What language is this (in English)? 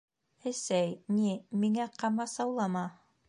Bashkir